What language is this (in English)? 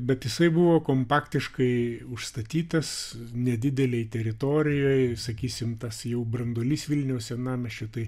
Lithuanian